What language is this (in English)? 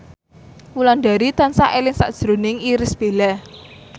Javanese